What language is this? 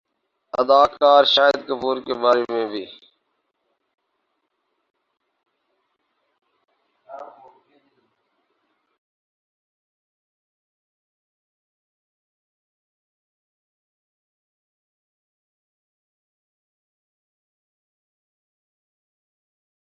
Urdu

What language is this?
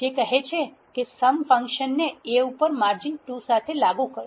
Gujarati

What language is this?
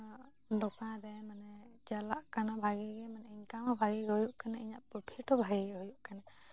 Santali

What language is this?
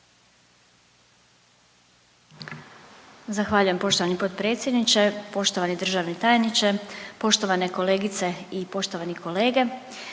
Croatian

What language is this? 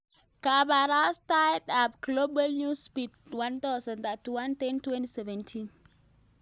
Kalenjin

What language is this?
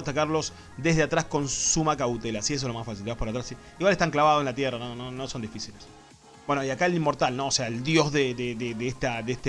Spanish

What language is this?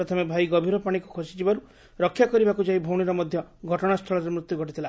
Odia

